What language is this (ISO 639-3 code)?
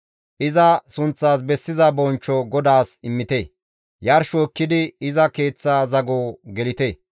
gmv